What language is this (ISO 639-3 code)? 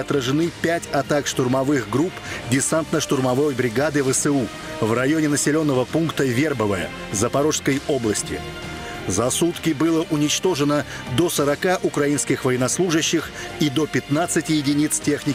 rus